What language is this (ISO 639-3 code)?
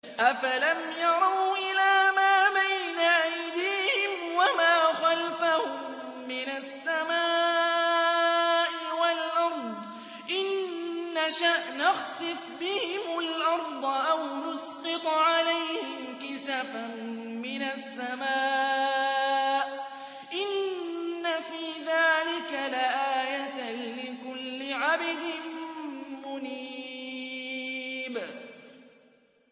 ara